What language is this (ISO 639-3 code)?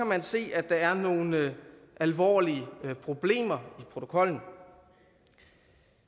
dan